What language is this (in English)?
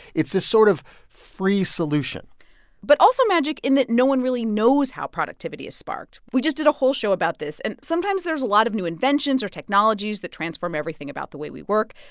English